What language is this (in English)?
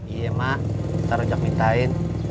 Indonesian